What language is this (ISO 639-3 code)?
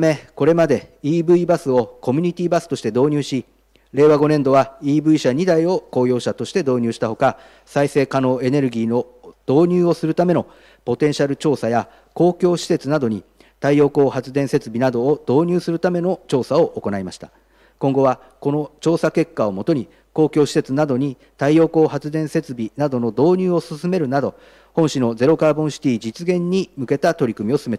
jpn